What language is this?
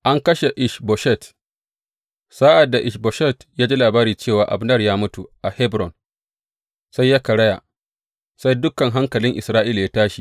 Hausa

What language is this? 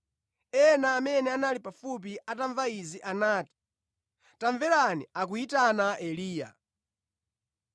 Nyanja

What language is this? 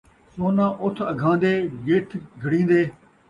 Saraiki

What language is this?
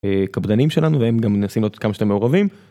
Hebrew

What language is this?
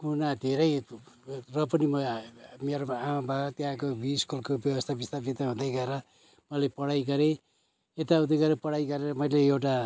Nepali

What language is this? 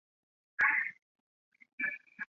Chinese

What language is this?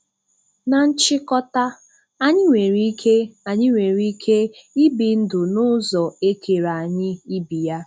Igbo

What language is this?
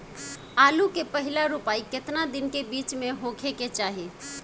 Bhojpuri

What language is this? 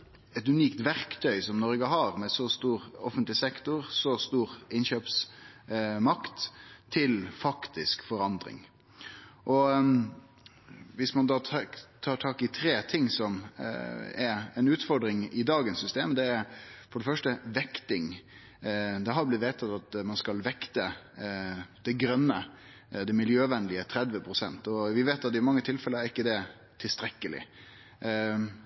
Norwegian Nynorsk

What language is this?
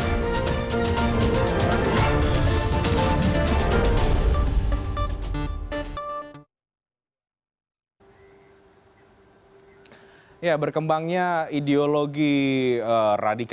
Indonesian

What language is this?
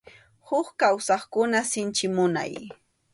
Arequipa-La Unión Quechua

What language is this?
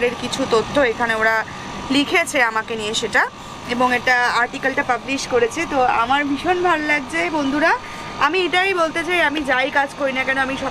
Thai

